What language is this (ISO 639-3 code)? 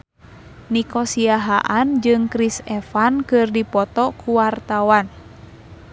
sun